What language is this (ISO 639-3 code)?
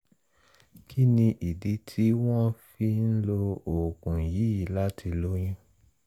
yor